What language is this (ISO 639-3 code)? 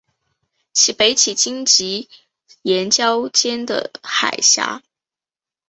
zho